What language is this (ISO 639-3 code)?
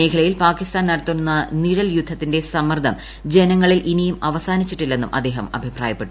mal